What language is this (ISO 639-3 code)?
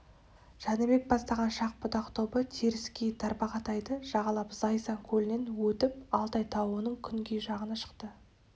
kaz